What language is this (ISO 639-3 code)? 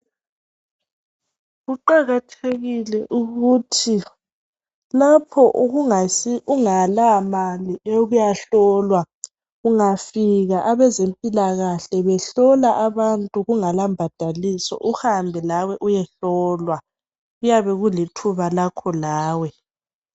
nde